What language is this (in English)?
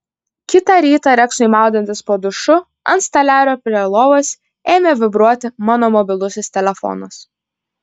Lithuanian